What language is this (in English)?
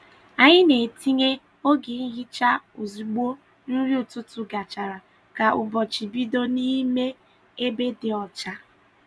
Igbo